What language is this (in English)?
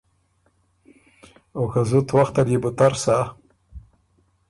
Ormuri